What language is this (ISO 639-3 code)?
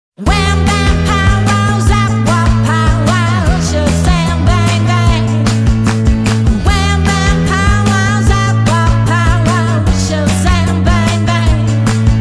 eng